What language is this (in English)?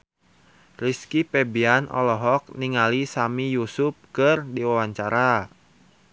Sundanese